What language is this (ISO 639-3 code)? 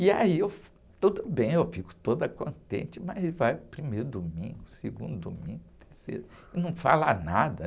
por